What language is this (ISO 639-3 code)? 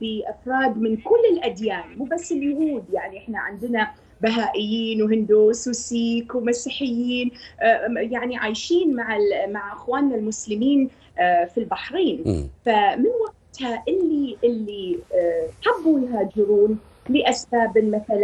ara